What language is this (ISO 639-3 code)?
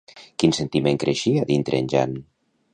cat